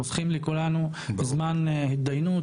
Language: Hebrew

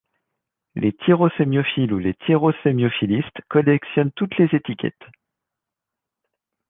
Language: French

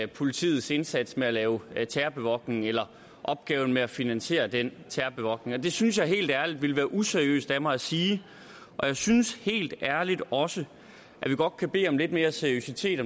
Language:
Danish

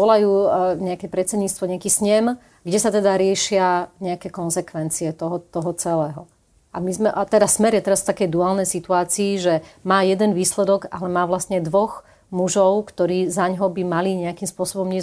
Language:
Slovak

